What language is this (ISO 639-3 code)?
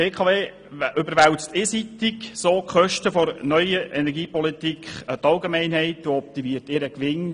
gsw